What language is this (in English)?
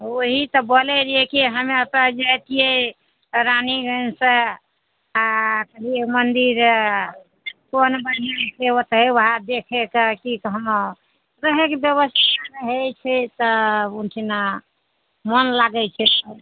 Maithili